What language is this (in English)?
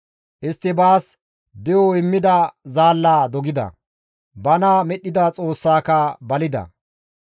Gamo